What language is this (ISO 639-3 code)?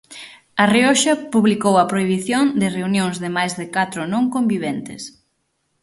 glg